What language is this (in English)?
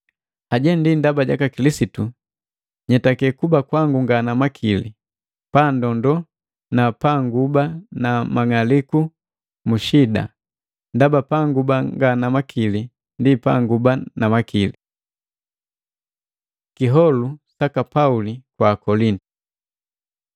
Matengo